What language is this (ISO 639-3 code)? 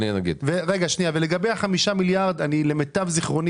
heb